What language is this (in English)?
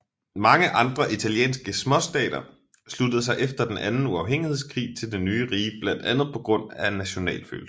Danish